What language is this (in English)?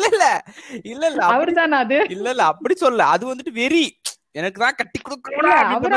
Tamil